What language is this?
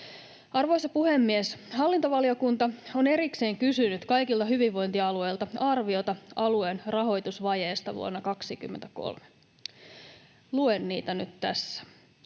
Finnish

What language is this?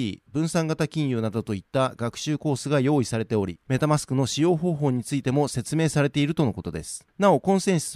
Japanese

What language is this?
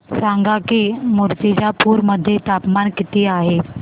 Marathi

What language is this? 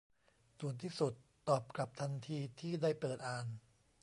Thai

